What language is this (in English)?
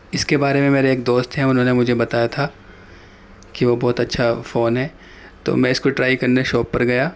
Urdu